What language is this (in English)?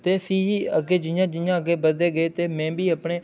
Dogri